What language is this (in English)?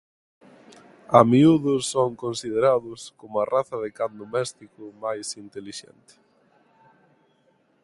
Galician